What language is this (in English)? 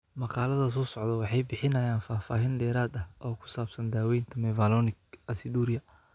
Somali